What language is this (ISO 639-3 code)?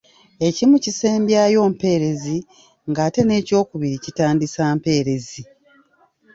lug